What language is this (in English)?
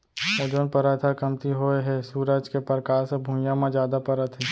Chhattisgarhi